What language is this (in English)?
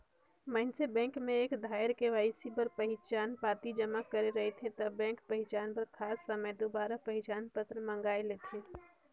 Chhattisgarhi